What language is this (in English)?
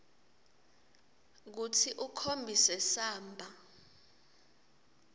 Swati